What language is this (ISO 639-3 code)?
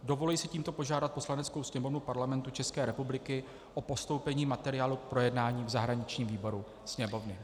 ces